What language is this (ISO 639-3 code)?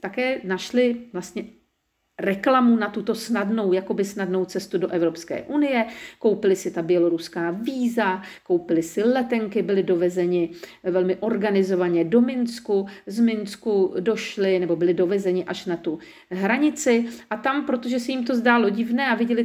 ces